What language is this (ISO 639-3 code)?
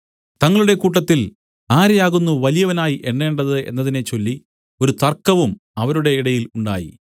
mal